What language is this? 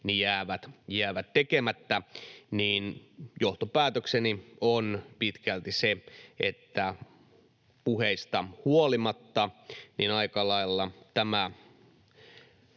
Finnish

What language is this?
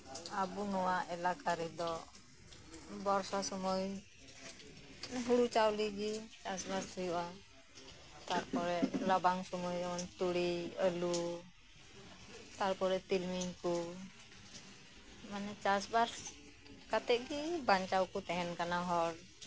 Santali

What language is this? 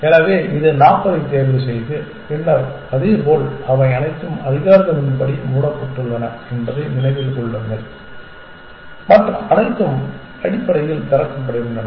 Tamil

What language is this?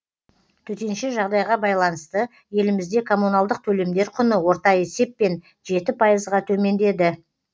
Kazakh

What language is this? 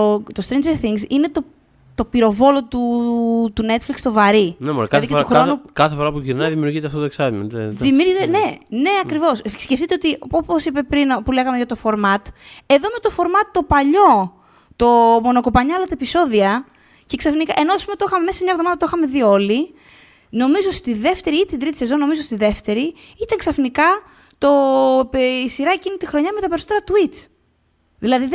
Greek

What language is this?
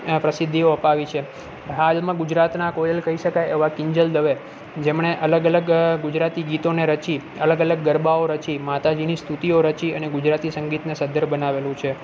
Gujarati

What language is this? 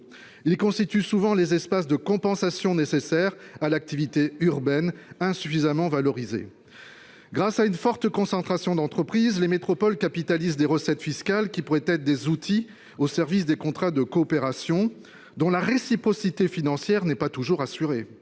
French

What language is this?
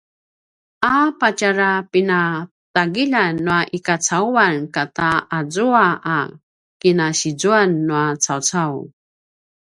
Paiwan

